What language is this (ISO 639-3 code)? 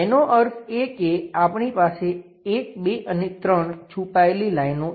guj